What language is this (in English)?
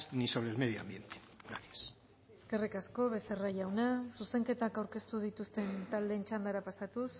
Basque